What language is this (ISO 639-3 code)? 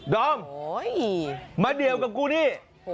tha